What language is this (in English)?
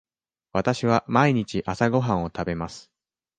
Japanese